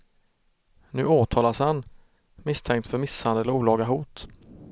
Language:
Swedish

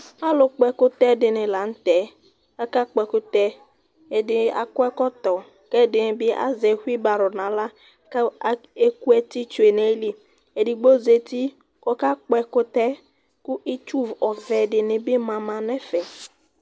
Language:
Ikposo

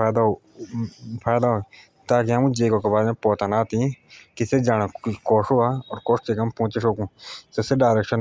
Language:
Jaunsari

